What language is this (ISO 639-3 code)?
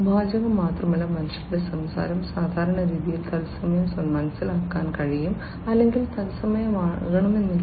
mal